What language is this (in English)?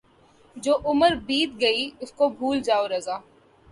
Urdu